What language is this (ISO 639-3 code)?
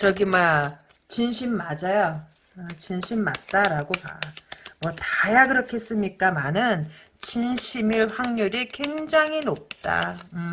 kor